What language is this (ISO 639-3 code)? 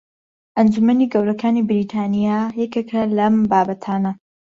ckb